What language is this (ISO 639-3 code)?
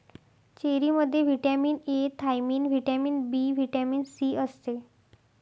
mar